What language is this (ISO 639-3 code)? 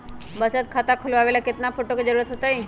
mag